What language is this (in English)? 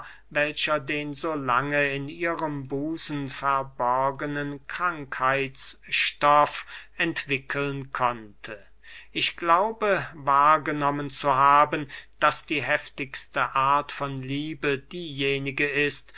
German